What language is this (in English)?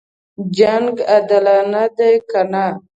Pashto